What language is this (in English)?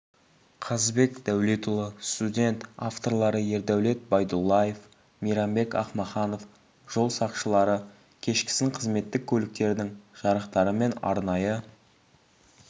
Kazakh